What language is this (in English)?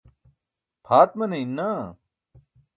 Burushaski